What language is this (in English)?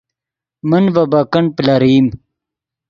Yidgha